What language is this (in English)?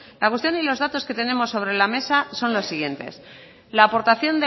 Spanish